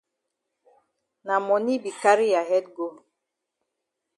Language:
Cameroon Pidgin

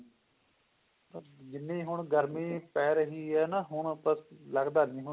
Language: Punjabi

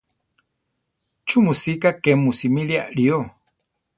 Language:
Central Tarahumara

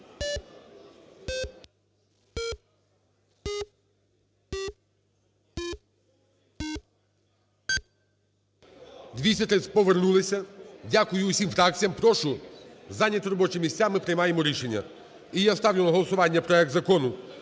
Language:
Ukrainian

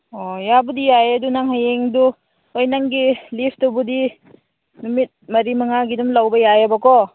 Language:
Manipuri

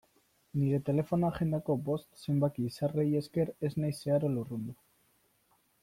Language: Basque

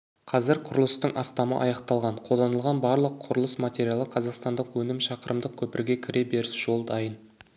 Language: Kazakh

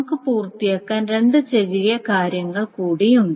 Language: Malayalam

